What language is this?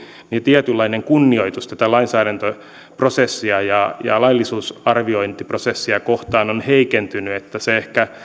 Finnish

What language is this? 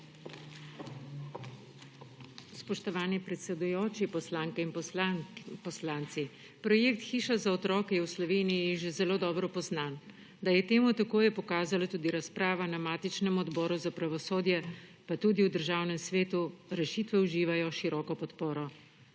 Slovenian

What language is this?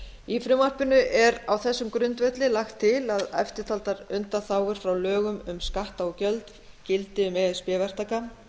Icelandic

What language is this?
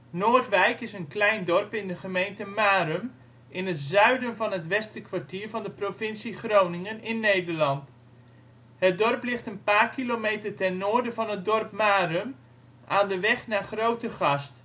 Dutch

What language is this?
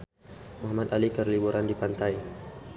Sundanese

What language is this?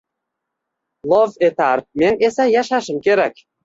Uzbek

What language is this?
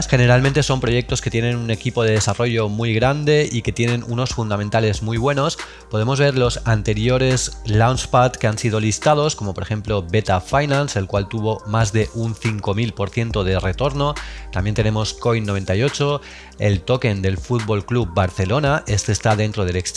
Spanish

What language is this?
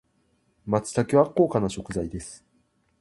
Japanese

